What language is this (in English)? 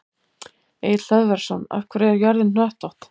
Icelandic